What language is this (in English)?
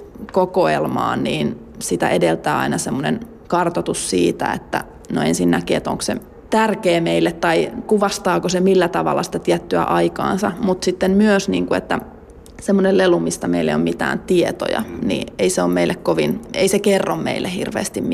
Finnish